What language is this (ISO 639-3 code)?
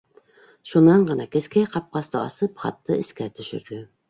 bak